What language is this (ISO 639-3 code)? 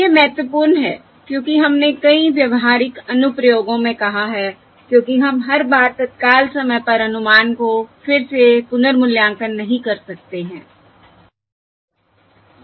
hin